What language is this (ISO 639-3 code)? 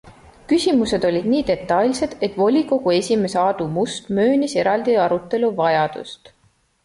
est